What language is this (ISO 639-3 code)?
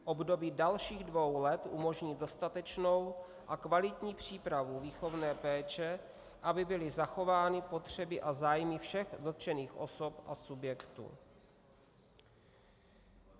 ces